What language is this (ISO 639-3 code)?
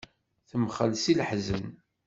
kab